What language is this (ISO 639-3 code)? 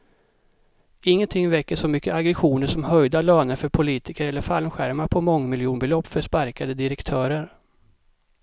swe